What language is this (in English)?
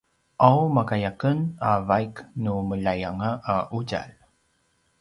Paiwan